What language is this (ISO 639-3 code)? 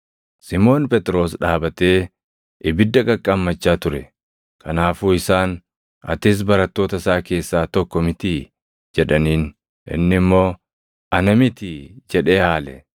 orm